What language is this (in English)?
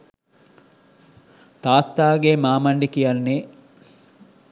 Sinhala